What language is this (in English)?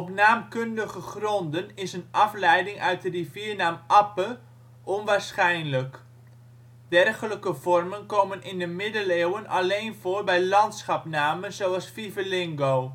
Dutch